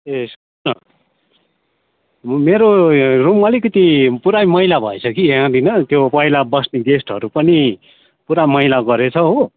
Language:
Nepali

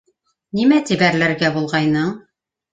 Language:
Bashkir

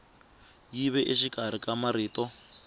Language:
Tsonga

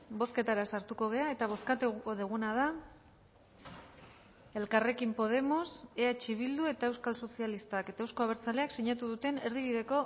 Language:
Basque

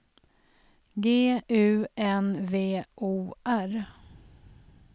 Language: Swedish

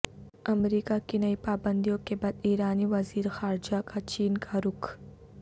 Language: Urdu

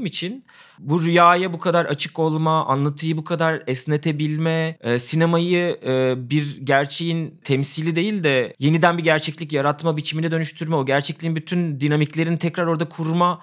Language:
Turkish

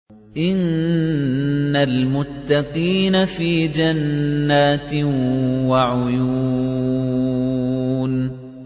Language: Arabic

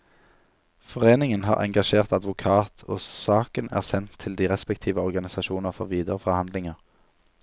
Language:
Norwegian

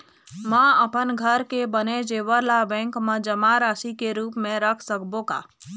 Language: Chhattisgarhi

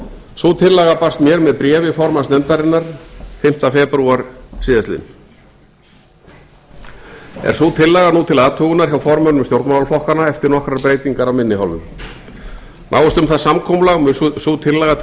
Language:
Icelandic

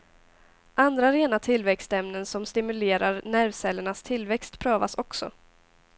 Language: Swedish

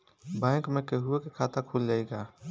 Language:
Bhojpuri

